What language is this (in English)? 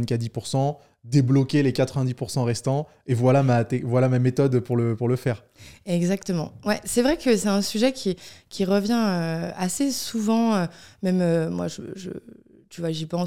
French